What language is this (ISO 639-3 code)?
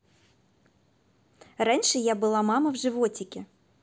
rus